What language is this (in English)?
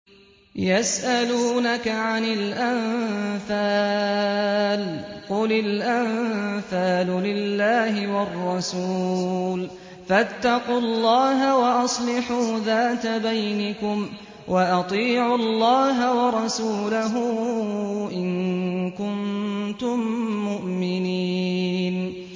Arabic